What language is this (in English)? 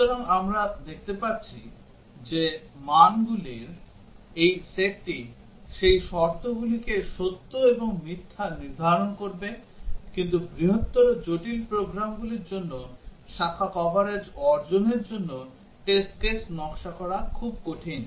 Bangla